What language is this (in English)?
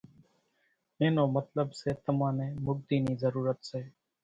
Kachi Koli